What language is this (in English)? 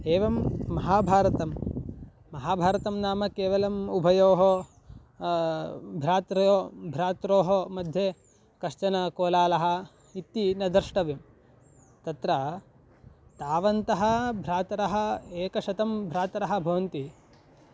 Sanskrit